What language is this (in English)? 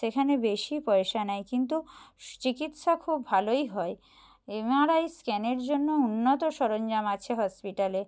Bangla